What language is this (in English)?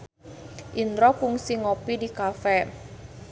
Sundanese